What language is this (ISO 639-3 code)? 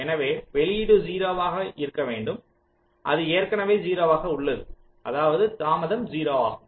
tam